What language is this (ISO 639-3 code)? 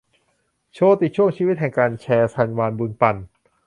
tha